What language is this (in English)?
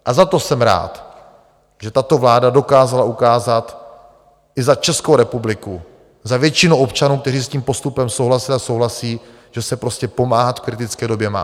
Czech